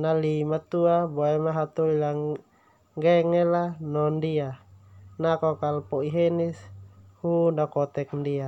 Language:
Termanu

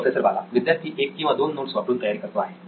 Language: Marathi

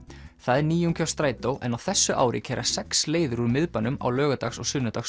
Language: Icelandic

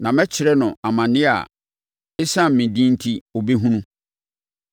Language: Akan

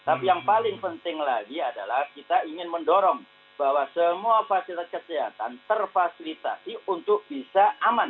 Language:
Indonesian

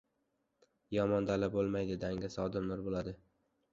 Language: Uzbek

